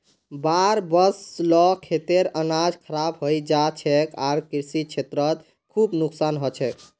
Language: Magahi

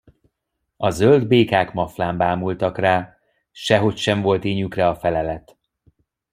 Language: Hungarian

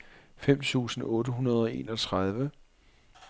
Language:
Danish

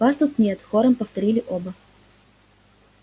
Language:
Russian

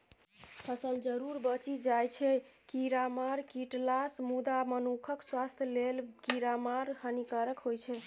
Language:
Maithili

